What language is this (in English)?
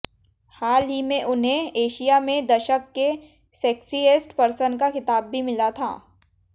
Hindi